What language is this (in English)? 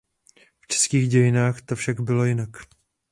Czech